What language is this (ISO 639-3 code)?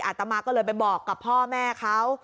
tha